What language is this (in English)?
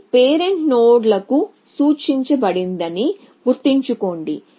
Telugu